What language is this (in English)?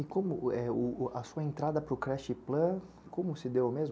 Portuguese